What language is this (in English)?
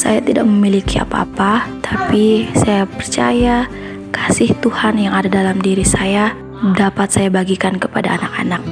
Indonesian